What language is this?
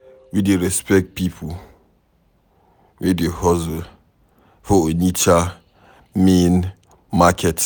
Nigerian Pidgin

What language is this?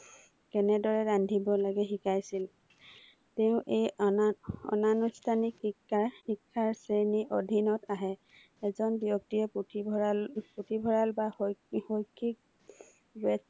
Assamese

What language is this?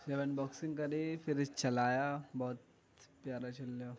Urdu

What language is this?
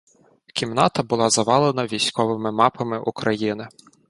Ukrainian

